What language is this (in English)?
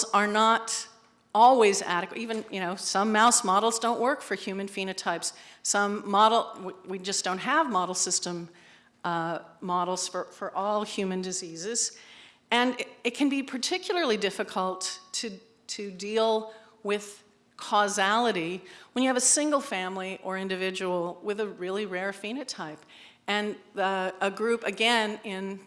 English